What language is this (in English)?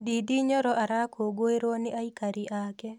Kikuyu